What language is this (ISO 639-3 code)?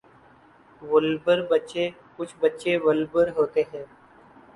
urd